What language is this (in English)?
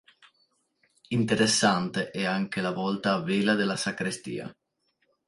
Italian